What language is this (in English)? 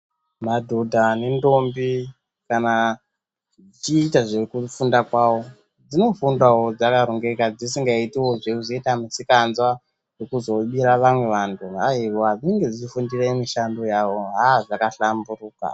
Ndau